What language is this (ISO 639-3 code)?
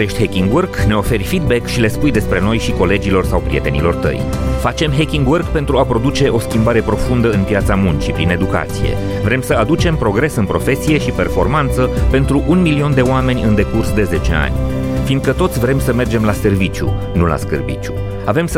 ron